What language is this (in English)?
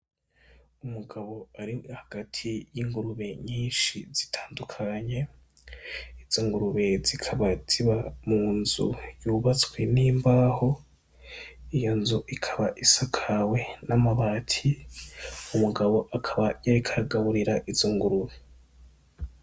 Rundi